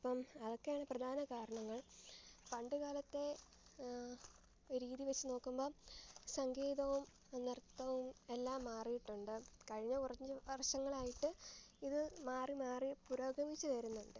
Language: Malayalam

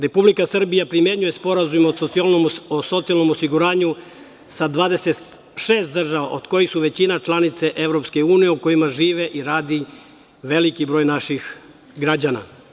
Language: Serbian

